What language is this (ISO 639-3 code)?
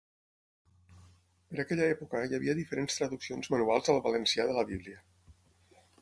cat